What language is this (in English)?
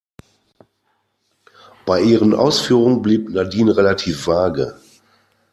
German